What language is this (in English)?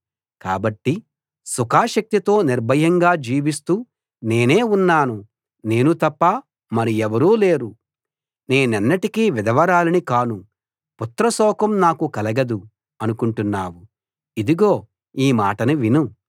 Telugu